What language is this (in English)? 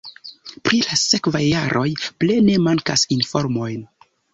Esperanto